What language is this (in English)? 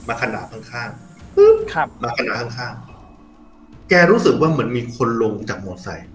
Thai